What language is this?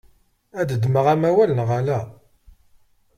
Kabyle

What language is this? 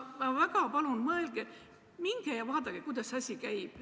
Estonian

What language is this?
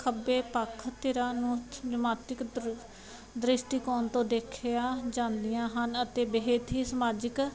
Punjabi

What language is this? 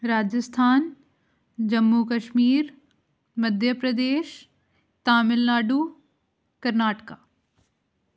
Punjabi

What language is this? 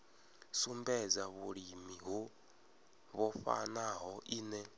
Venda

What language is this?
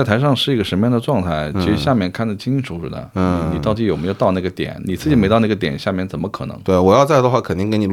Chinese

